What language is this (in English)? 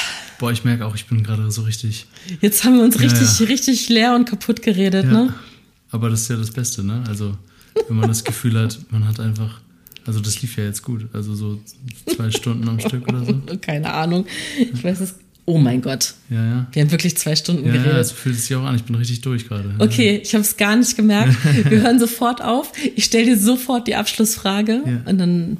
German